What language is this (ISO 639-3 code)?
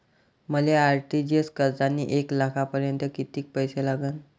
mar